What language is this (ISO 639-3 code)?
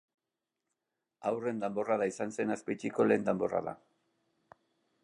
eus